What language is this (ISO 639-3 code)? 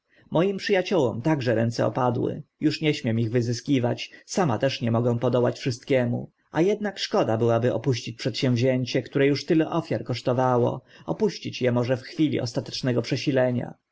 pol